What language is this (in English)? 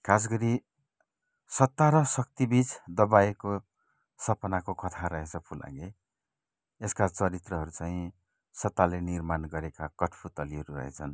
Nepali